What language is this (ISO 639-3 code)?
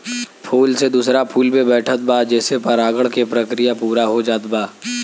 bho